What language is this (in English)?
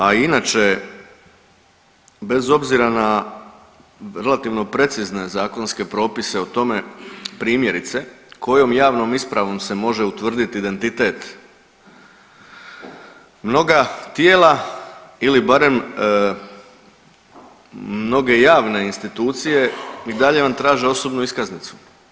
Croatian